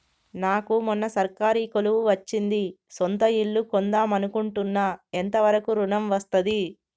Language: Telugu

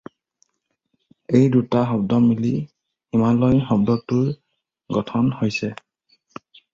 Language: Assamese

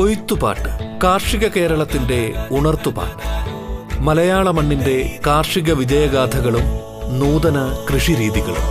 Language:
Malayalam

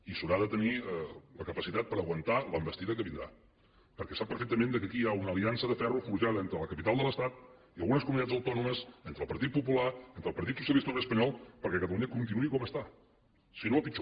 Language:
Catalan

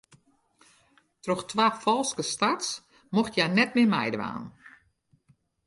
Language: Western Frisian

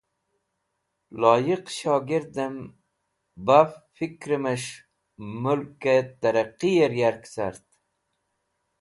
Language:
Wakhi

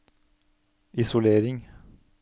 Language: Norwegian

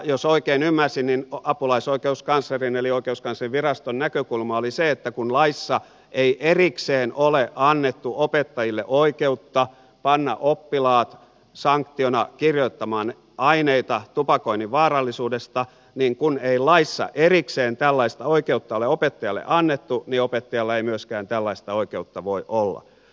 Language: Finnish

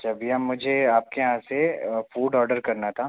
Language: Hindi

